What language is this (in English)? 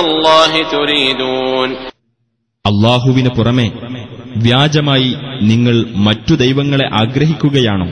Malayalam